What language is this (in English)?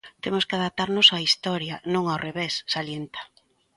Galician